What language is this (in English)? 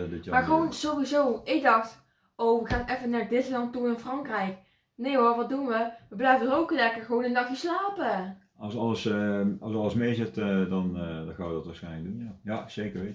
Dutch